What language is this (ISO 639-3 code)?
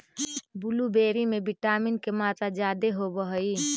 mag